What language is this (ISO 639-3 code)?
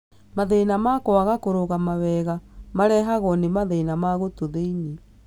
kik